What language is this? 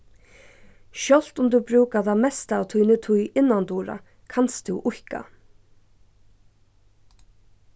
Faroese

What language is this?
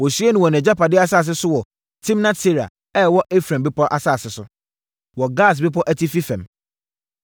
Akan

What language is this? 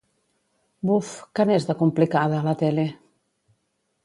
Catalan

